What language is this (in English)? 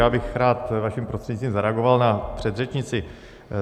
Czech